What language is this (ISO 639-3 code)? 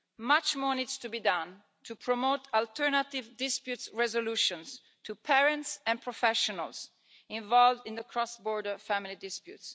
eng